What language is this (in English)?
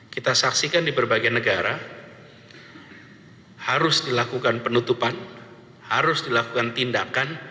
Indonesian